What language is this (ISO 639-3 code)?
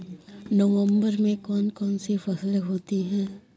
hin